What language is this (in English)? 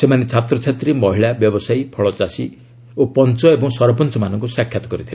Odia